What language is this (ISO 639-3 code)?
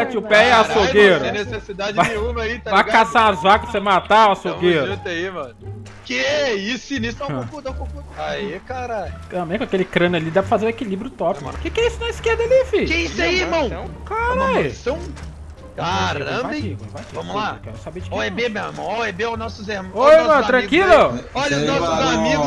por